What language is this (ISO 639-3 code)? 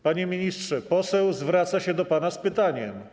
pol